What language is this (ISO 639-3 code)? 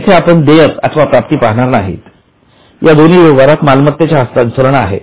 mar